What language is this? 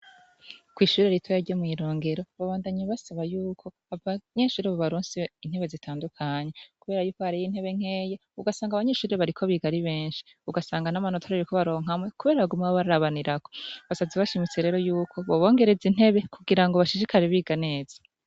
Rundi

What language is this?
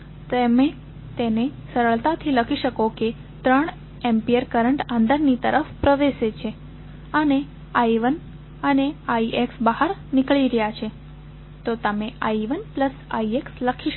Gujarati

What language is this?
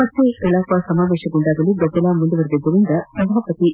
Kannada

